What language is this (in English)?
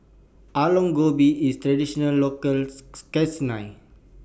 English